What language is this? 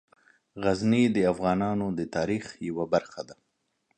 Pashto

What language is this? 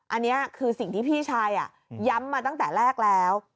Thai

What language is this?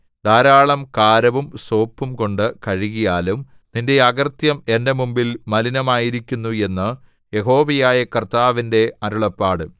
Malayalam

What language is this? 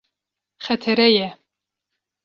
Kurdish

